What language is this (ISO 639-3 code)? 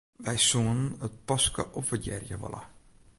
fry